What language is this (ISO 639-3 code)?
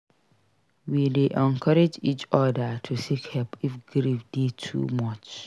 pcm